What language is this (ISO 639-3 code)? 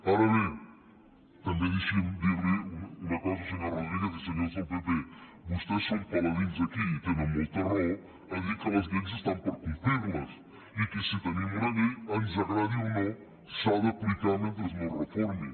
cat